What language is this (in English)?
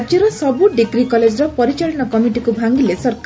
Odia